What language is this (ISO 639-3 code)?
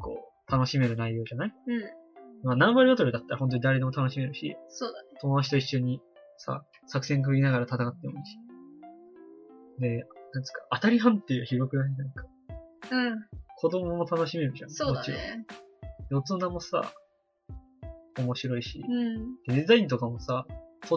jpn